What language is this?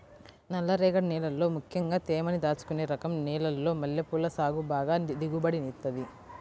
Telugu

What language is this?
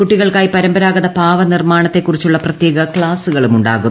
Malayalam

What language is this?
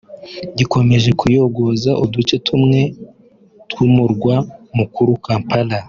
Kinyarwanda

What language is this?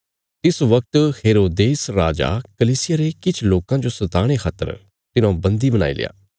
Bilaspuri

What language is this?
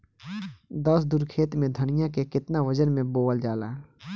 Bhojpuri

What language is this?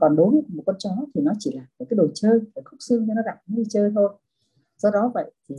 Vietnamese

